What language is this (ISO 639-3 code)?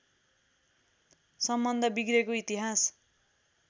nep